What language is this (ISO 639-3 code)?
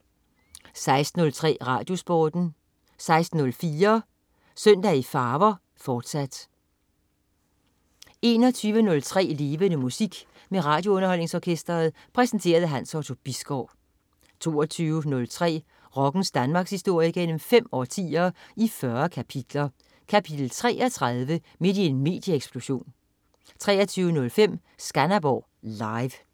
dan